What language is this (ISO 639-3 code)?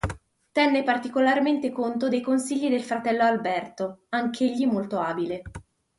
ita